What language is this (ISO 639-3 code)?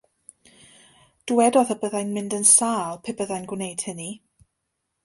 cym